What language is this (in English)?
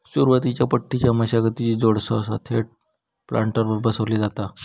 Marathi